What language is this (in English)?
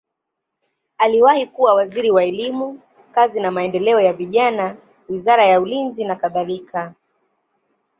Swahili